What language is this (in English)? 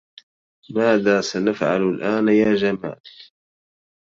Arabic